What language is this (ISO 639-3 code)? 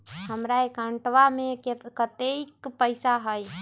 mag